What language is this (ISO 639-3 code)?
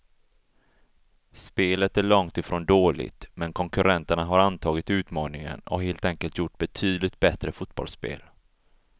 swe